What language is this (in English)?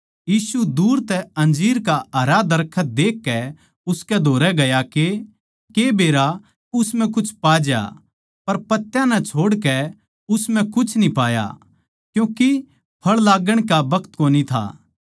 Haryanvi